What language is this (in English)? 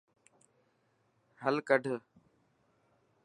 Dhatki